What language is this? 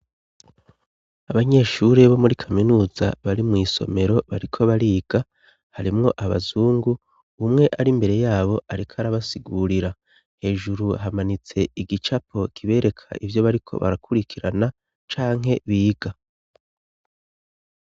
Rundi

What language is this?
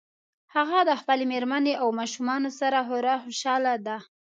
Pashto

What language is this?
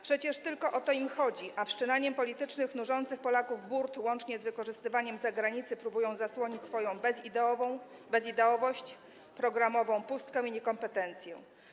Polish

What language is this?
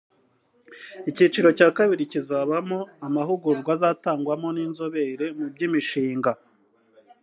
Kinyarwanda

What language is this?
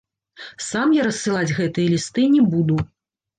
Belarusian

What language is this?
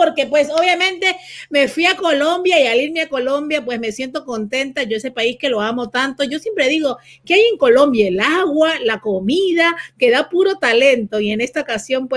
Spanish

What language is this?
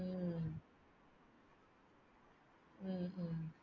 Tamil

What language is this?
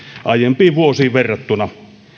Finnish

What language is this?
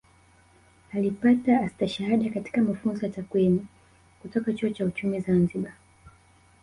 Swahili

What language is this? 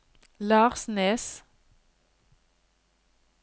Norwegian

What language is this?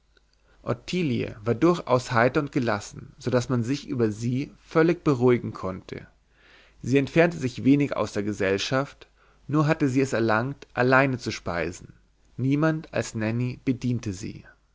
German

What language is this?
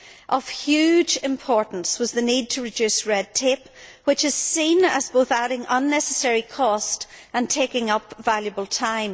English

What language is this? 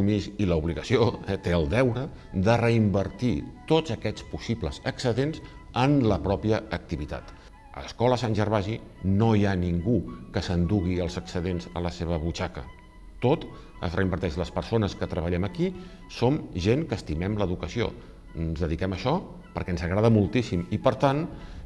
Catalan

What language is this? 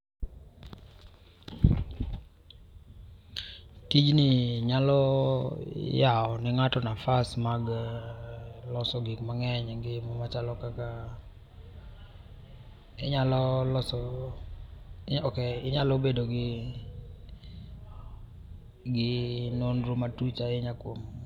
Luo (Kenya and Tanzania)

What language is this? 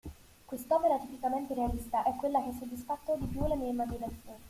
Italian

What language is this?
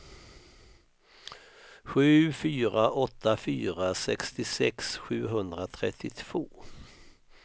Swedish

